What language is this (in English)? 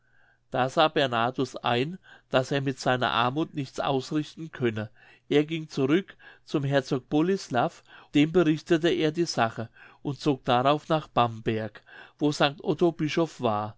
German